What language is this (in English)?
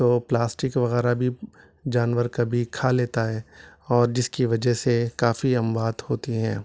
Urdu